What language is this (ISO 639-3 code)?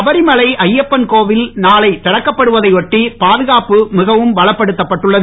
tam